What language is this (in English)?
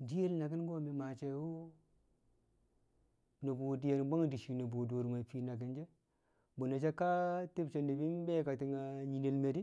Kamo